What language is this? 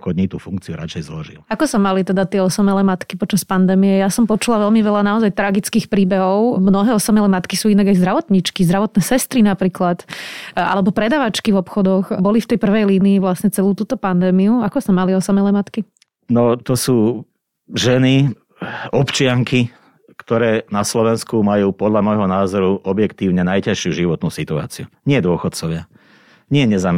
Slovak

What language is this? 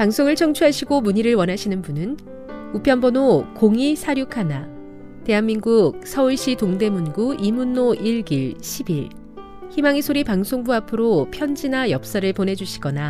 Korean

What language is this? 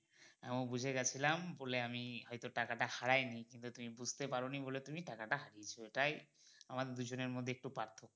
Bangla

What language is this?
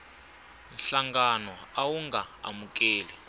Tsonga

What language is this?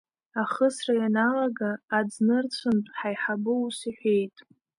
Abkhazian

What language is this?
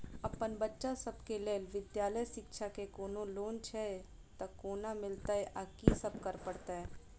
Maithili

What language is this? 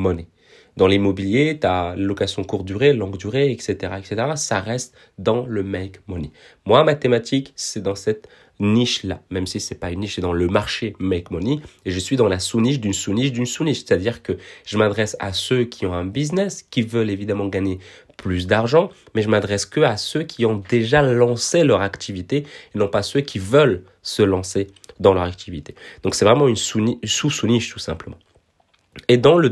French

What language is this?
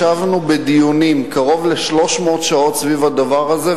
Hebrew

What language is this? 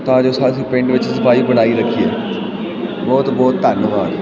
Punjabi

